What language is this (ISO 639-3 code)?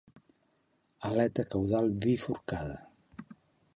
cat